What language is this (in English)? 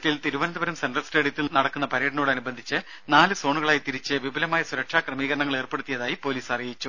Malayalam